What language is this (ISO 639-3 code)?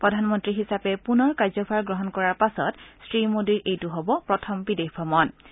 asm